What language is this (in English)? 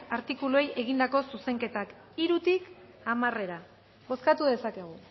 Basque